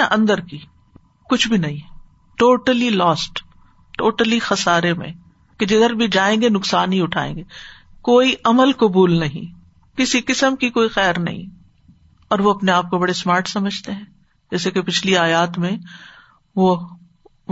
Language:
Urdu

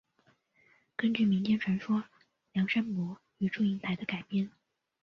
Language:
Chinese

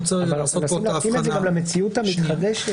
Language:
Hebrew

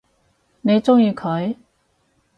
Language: Cantonese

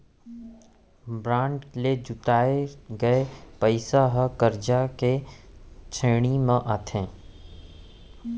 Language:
Chhattisgarhi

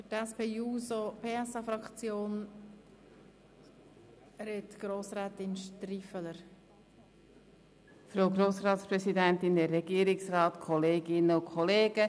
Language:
Swiss German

